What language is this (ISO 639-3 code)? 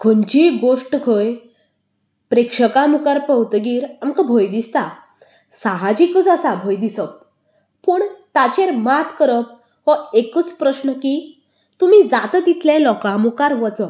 kok